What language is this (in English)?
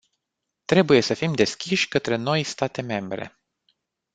Romanian